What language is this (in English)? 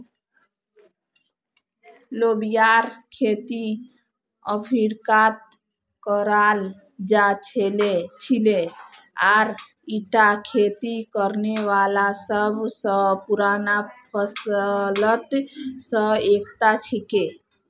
Magahi